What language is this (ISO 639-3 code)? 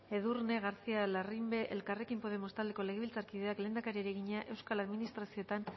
eus